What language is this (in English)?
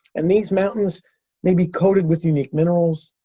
English